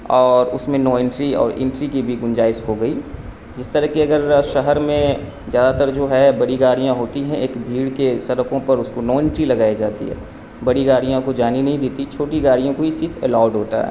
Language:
Urdu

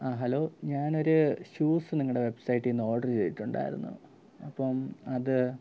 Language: Malayalam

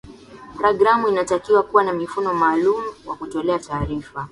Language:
Swahili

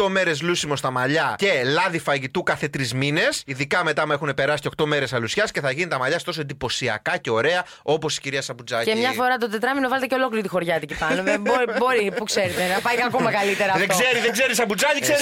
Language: Greek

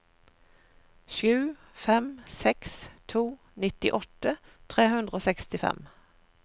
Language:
Norwegian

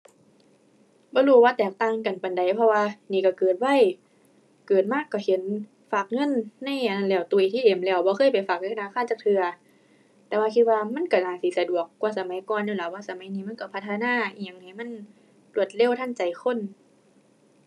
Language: Thai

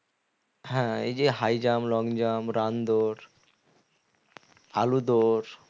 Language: Bangla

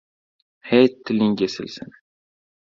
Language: Uzbek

